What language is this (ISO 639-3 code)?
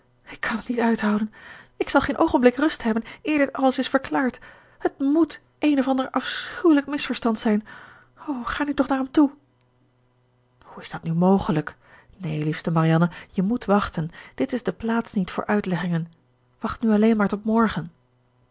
nld